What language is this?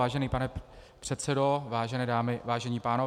Czech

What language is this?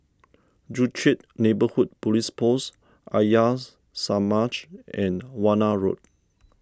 English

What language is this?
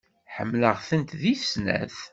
Kabyle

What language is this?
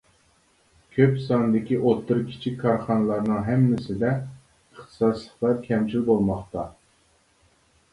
Uyghur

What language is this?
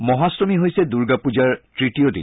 Assamese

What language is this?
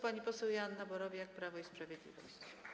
Polish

